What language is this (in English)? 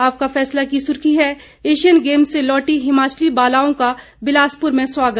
Hindi